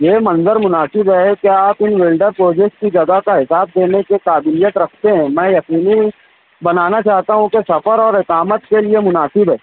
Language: Urdu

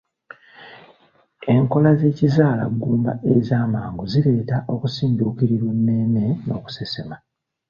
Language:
Ganda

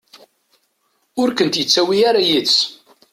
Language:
Kabyle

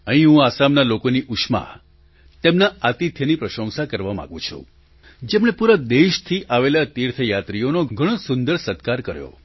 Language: Gujarati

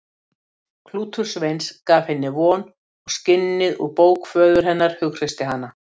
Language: Icelandic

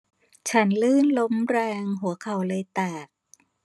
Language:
Thai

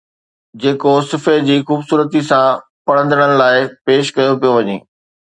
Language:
Sindhi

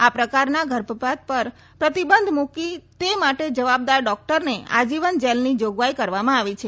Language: Gujarati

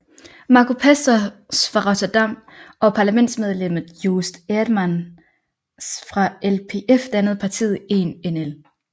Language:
Danish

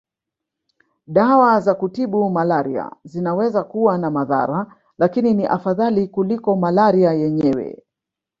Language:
Swahili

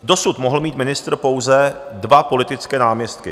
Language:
Czech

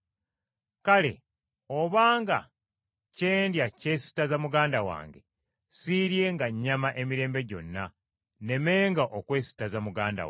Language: Ganda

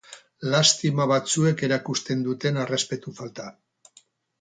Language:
Basque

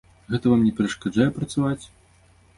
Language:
Belarusian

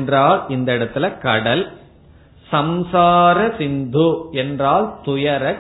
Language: Tamil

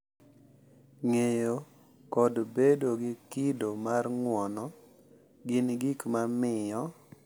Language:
Luo (Kenya and Tanzania)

